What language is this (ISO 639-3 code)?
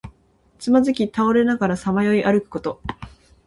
jpn